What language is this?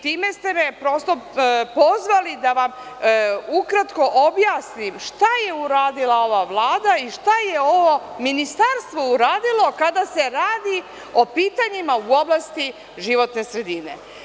Serbian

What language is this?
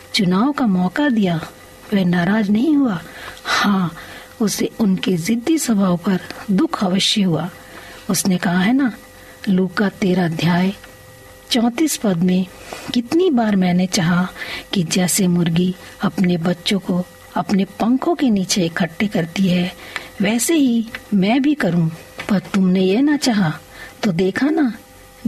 Hindi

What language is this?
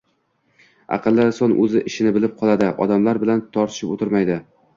Uzbek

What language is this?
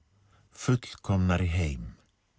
Icelandic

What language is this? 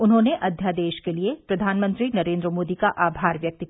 Hindi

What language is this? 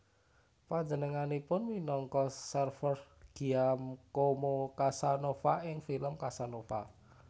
Javanese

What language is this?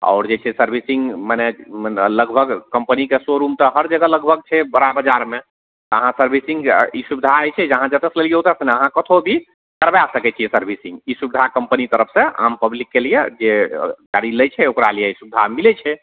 Maithili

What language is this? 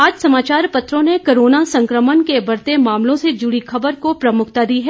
Hindi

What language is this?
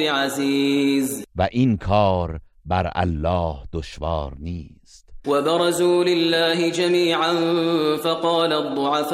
Persian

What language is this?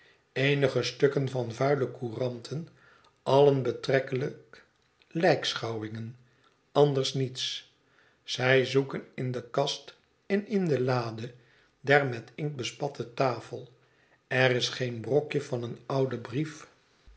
Dutch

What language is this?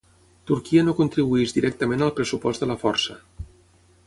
Catalan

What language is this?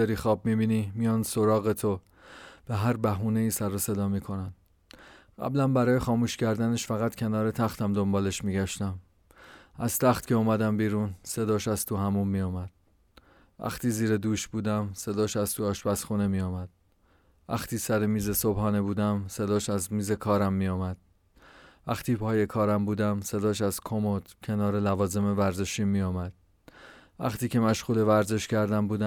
Persian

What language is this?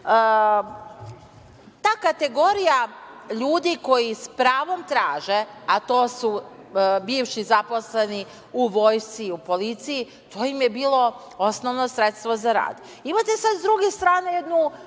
Serbian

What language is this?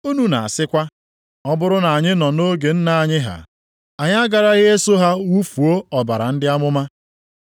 Igbo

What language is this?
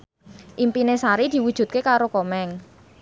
Javanese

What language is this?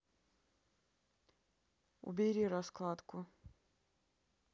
Russian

